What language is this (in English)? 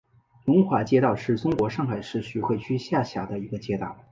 Chinese